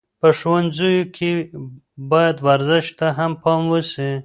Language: Pashto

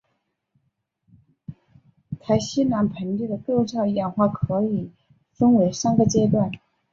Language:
Chinese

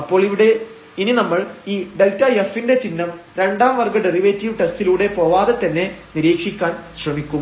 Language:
Malayalam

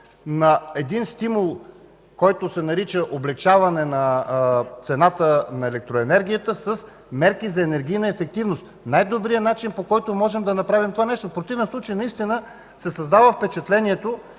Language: Bulgarian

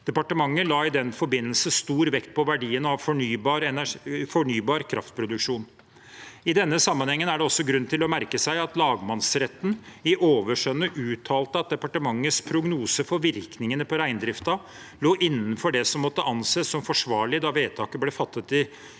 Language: Norwegian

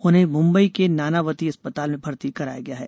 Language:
Hindi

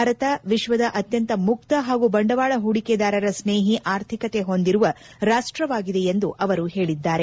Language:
Kannada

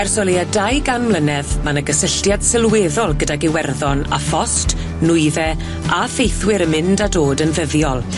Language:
Welsh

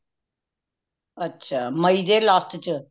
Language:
Punjabi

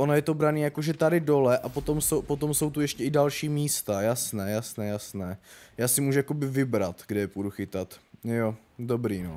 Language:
Czech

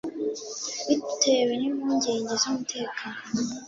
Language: Kinyarwanda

